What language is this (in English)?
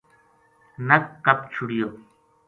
Gujari